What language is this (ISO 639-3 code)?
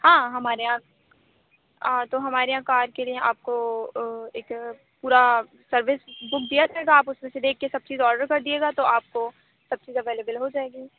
urd